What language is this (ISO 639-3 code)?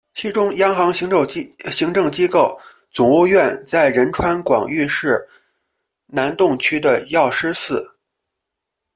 zho